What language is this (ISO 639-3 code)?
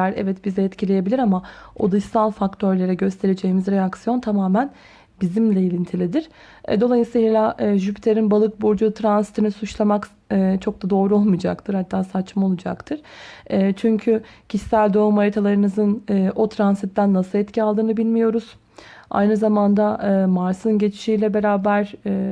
tur